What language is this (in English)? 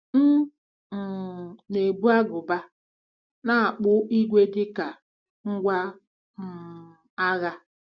Igbo